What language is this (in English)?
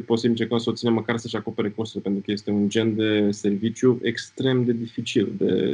Romanian